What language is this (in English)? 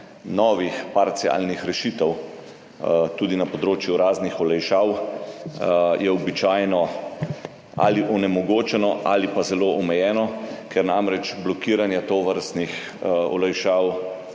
Slovenian